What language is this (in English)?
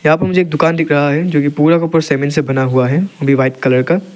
Hindi